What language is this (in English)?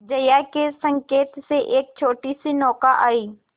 Hindi